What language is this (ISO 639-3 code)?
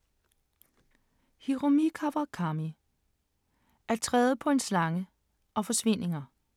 dan